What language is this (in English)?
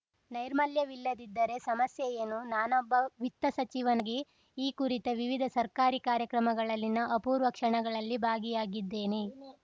Kannada